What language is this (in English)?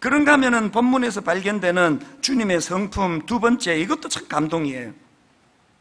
Korean